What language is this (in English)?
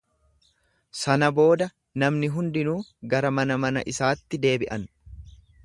Oromo